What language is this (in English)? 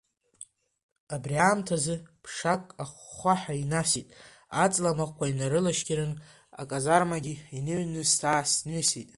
Abkhazian